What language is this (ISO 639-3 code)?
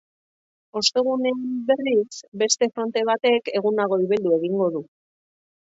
eus